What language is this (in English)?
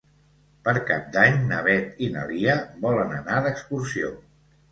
Catalan